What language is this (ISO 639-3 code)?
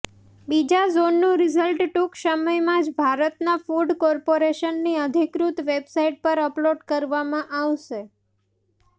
guj